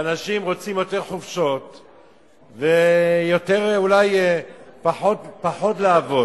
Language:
Hebrew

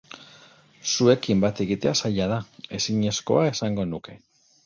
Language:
Basque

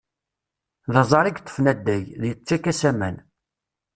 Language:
Kabyle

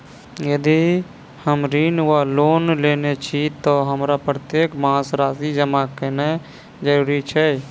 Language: Maithili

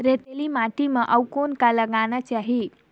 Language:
Chhattisgarhi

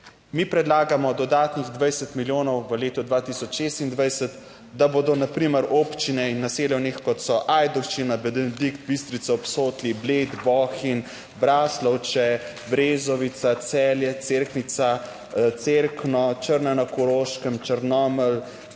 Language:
Slovenian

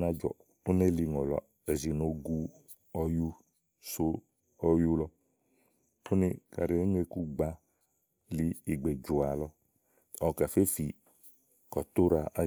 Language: Igo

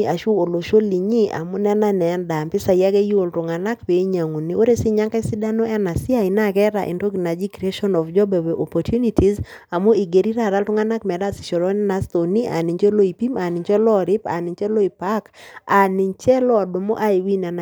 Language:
Masai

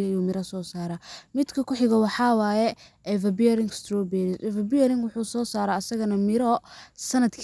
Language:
Somali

